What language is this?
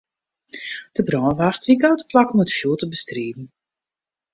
Western Frisian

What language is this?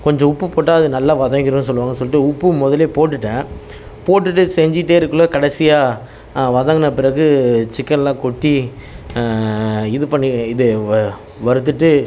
Tamil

